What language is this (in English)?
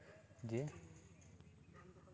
Santali